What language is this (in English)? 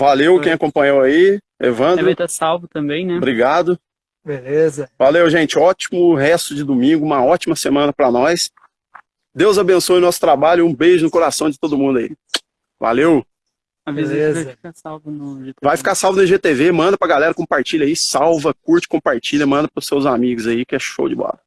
Portuguese